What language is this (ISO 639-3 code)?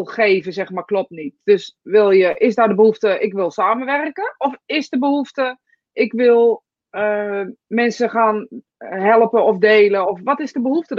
nld